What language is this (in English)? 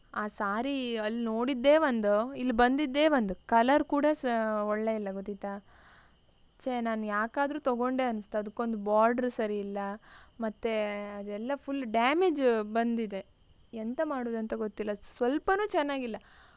Kannada